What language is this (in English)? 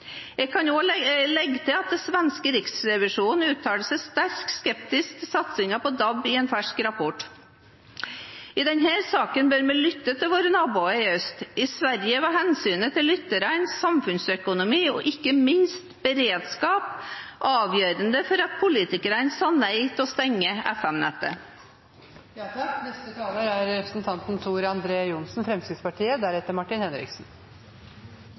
Norwegian Bokmål